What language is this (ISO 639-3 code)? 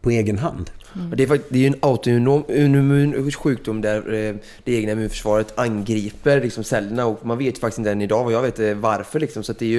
swe